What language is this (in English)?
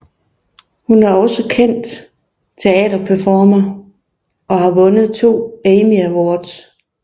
Danish